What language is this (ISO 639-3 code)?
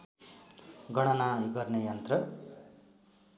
nep